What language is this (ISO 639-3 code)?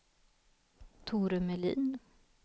swe